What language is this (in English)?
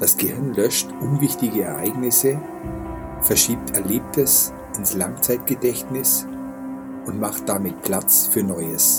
German